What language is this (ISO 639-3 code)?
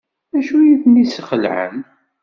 kab